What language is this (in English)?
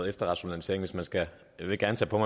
Danish